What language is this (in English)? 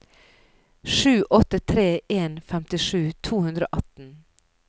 Norwegian